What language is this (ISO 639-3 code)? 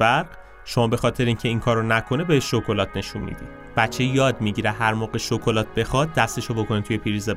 fas